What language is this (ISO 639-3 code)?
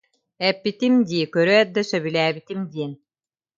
sah